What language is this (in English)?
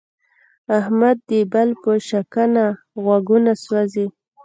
Pashto